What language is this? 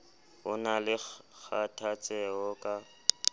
Southern Sotho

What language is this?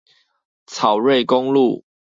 Chinese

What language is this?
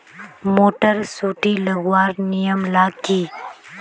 Magahi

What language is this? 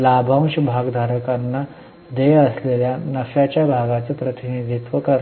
Marathi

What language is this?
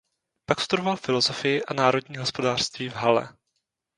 Czech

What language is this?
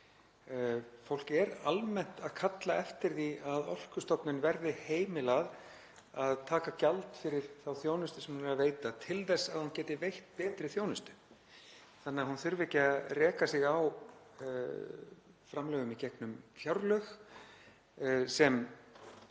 Icelandic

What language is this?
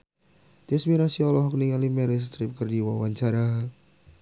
Sundanese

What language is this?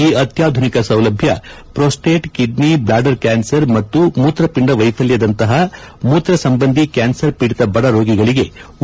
Kannada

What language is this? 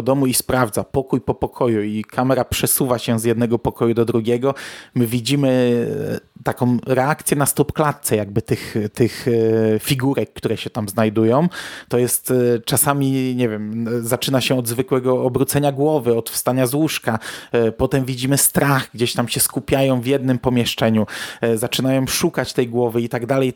Polish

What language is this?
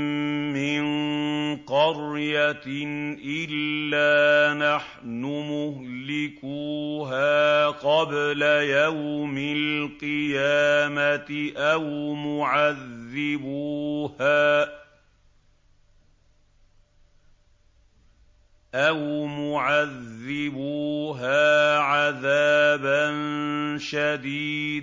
Arabic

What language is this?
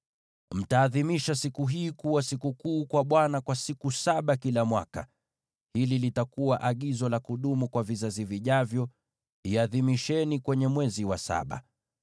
Swahili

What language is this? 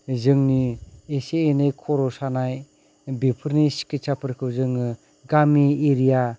Bodo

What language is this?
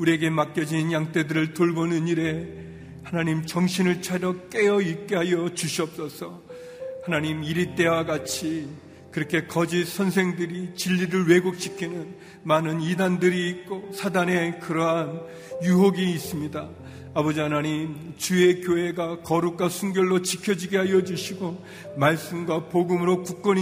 Korean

